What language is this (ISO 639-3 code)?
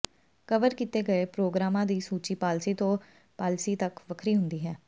pan